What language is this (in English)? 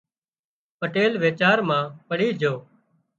Wadiyara Koli